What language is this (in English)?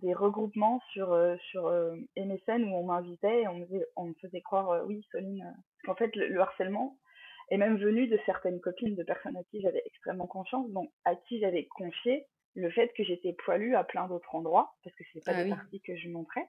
French